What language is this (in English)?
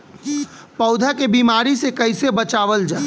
Bhojpuri